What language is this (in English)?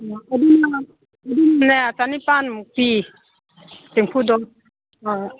Manipuri